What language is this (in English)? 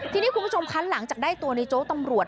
Thai